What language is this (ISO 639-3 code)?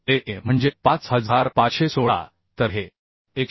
mar